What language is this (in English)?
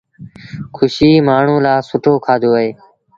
Sindhi Bhil